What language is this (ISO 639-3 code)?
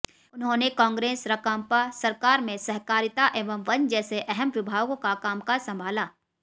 hin